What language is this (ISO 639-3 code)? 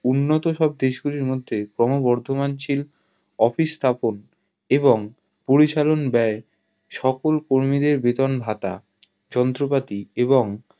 ben